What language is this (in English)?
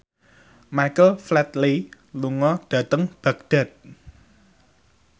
Javanese